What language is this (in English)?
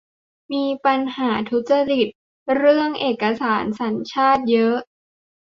Thai